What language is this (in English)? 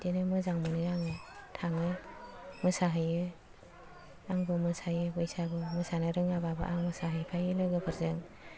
Bodo